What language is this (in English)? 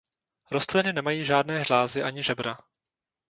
Czech